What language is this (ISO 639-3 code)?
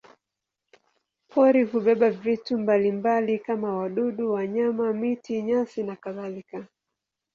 swa